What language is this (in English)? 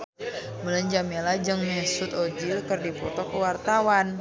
Sundanese